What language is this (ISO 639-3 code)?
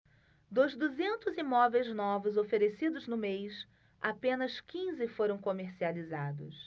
por